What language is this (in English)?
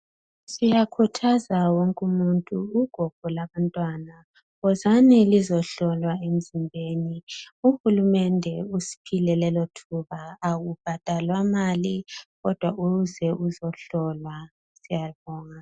North Ndebele